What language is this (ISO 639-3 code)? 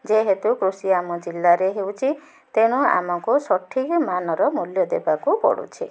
ori